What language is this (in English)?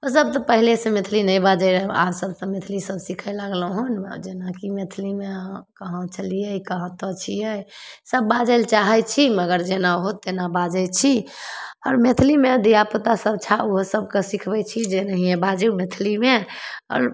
Maithili